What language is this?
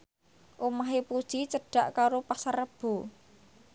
Javanese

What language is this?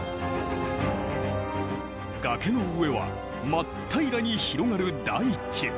Japanese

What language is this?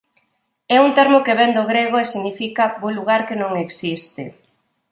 Galician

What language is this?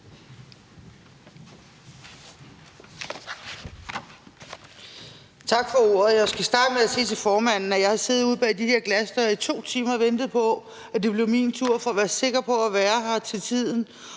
Danish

